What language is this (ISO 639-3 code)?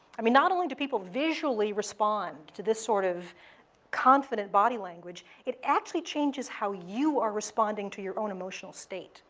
eng